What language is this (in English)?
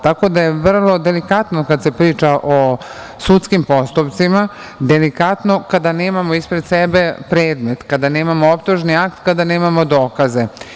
Serbian